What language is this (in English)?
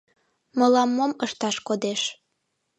Mari